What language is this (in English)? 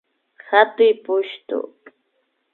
Imbabura Highland Quichua